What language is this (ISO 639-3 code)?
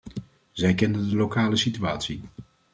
nld